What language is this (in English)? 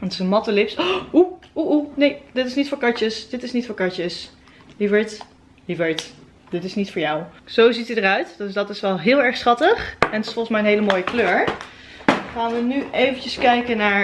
Dutch